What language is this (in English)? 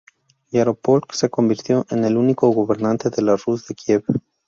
Spanish